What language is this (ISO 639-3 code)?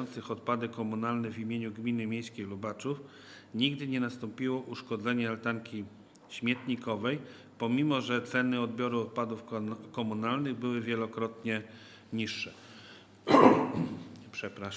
pol